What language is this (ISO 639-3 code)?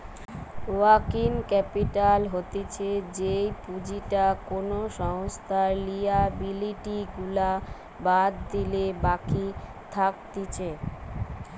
ben